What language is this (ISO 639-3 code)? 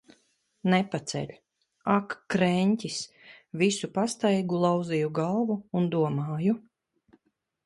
lav